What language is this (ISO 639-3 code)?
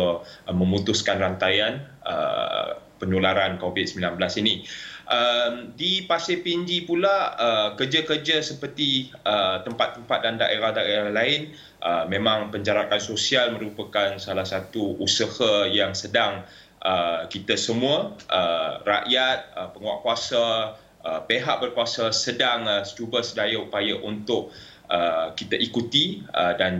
msa